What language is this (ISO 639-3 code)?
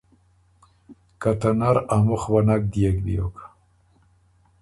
oru